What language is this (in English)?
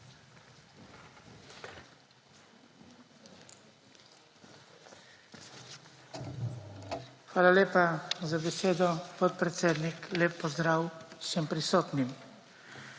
Slovenian